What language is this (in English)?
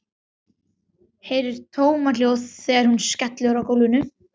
Icelandic